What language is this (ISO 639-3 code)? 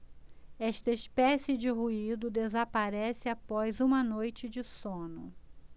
por